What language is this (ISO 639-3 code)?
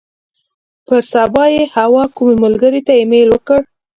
pus